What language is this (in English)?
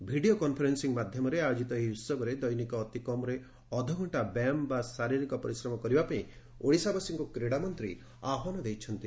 Odia